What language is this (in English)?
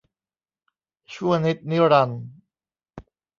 Thai